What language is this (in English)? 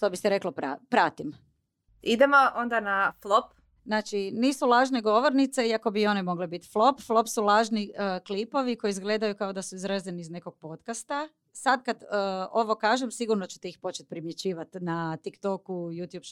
Croatian